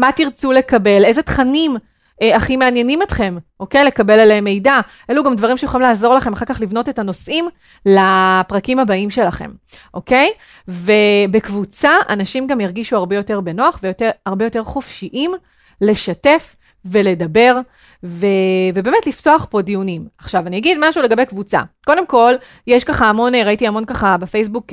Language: Hebrew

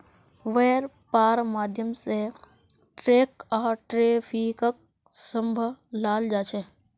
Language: Magahi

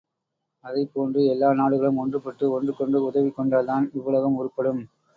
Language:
Tamil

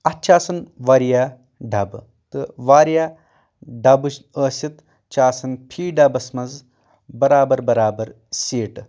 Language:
Kashmiri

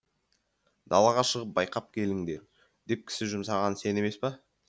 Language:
Kazakh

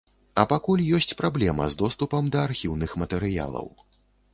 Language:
Belarusian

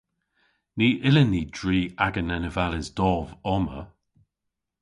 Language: Cornish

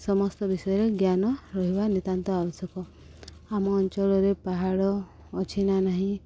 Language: Odia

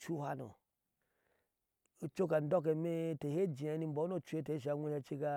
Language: Ashe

